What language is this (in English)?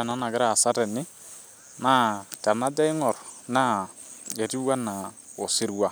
Masai